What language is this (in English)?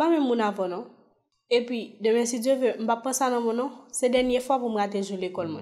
French